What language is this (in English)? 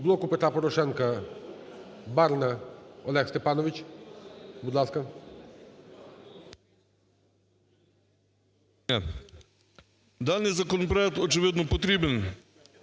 Ukrainian